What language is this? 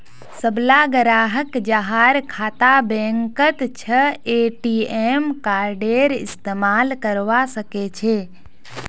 Magahi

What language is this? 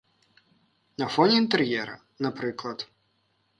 Belarusian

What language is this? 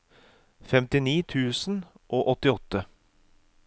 Norwegian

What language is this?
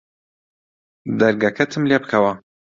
Central Kurdish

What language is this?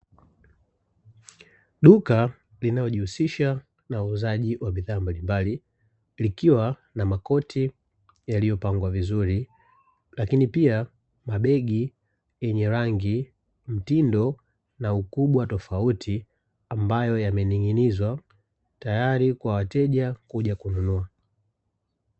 Swahili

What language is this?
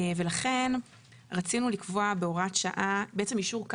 Hebrew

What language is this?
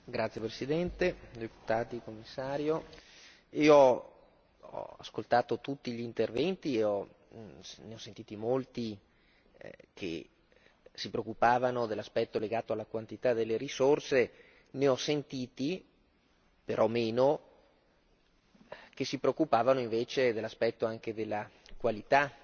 Italian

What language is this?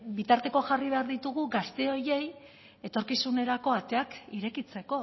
Basque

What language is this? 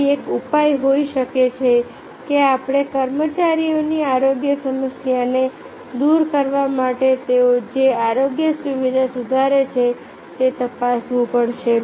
Gujarati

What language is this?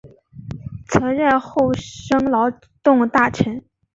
Chinese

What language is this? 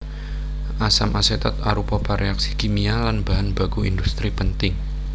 Javanese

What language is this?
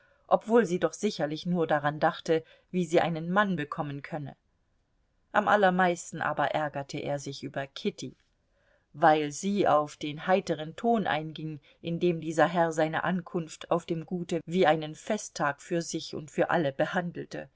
German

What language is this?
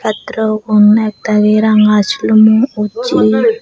Chakma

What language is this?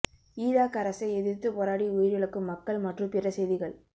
Tamil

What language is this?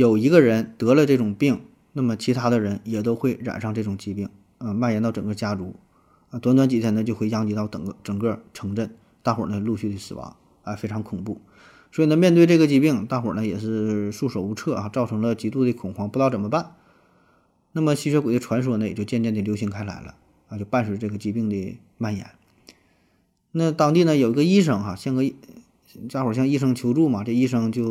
Chinese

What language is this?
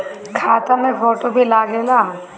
Bhojpuri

